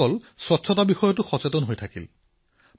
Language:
Assamese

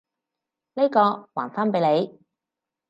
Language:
Cantonese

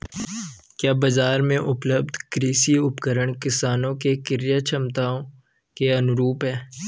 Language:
Hindi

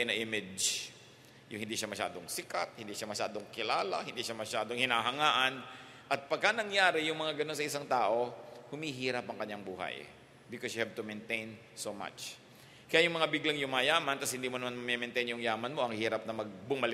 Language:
Filipino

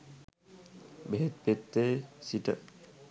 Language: Sinhala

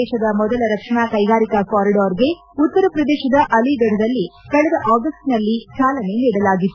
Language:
Kannada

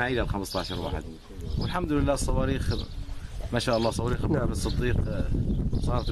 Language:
Arabic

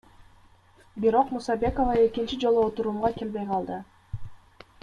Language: Kyrgyz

